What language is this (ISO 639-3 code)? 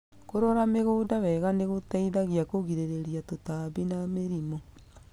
kik